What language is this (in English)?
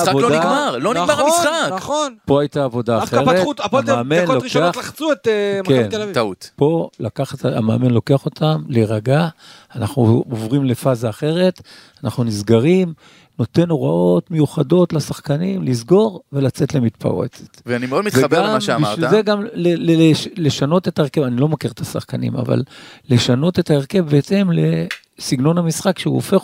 Hebrew